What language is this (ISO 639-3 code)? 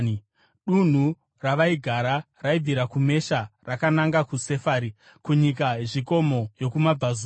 sna